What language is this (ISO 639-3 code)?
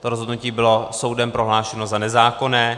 ces